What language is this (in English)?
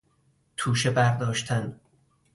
Persian